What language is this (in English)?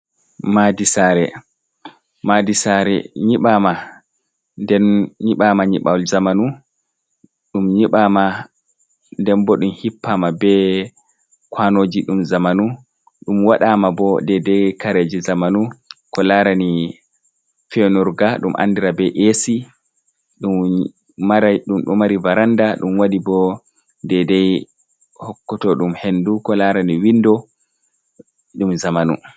Fula